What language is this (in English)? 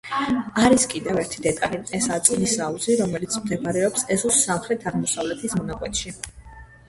Georgian